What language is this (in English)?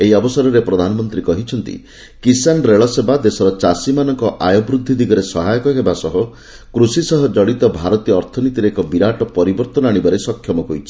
Odia